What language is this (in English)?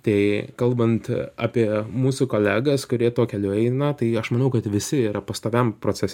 Lithuanian